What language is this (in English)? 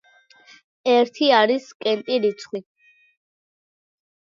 Georgian